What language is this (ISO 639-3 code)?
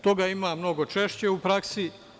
srp